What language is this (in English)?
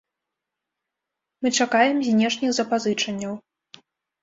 Belarusian